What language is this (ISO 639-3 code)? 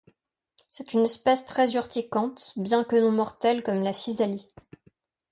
fra